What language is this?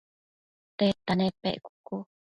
Matsés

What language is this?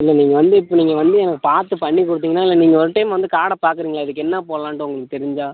Tamil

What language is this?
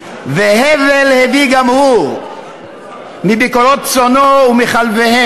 Hebrew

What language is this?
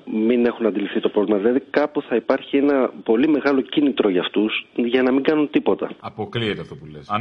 Greek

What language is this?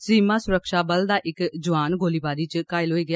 Dogri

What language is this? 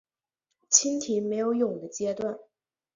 Chinese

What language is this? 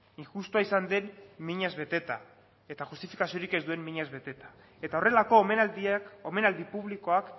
Basque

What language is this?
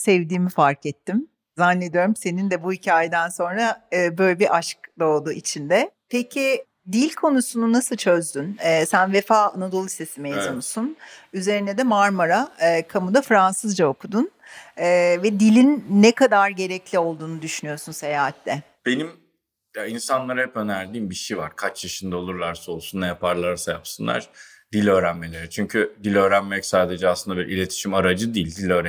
Turkish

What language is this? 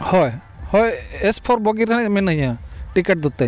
Santali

